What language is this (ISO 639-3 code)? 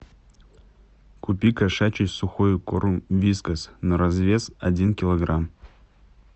rus